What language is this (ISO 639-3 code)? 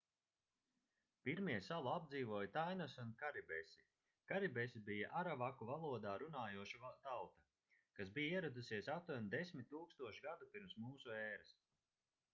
lav